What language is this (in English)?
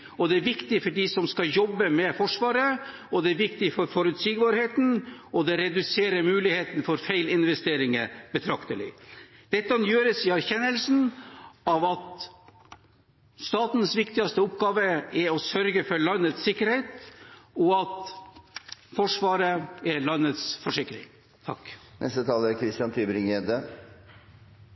Norwegian Bokmål